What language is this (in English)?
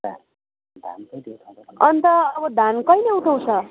Nepali